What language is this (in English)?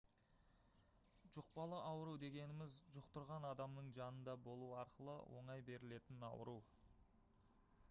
Kazakh